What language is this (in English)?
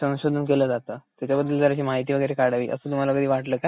Marathi